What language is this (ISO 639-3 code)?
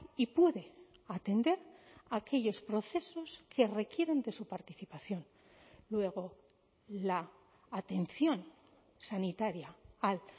spa